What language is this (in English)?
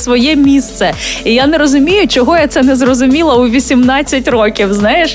Ukrainian